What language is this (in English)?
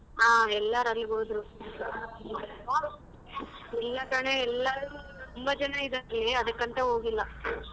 Kannada